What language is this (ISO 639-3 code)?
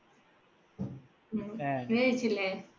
mal